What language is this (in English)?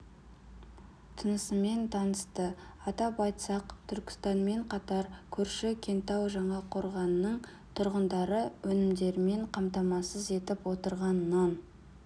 Kazakh